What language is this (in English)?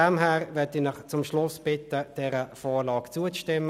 Swiss German